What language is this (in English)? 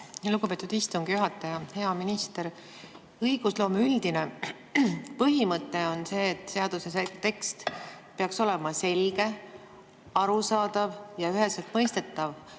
Estonian